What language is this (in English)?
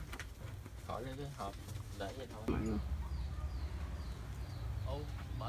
Vietnamese